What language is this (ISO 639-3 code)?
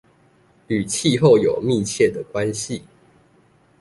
zho